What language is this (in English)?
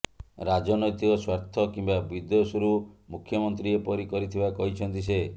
Odia